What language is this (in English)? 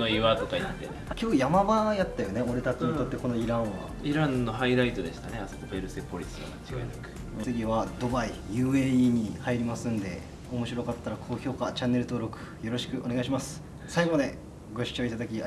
Japanese